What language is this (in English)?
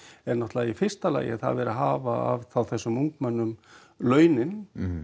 Icelandic